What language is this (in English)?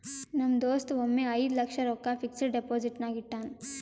Kannada